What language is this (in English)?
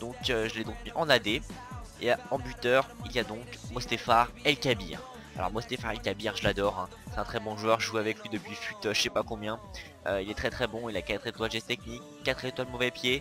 French